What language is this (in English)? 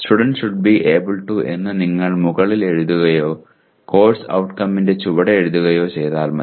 Malayalam